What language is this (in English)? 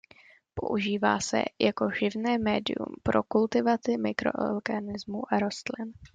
Czech